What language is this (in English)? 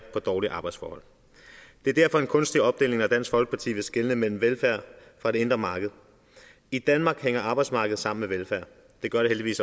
Danish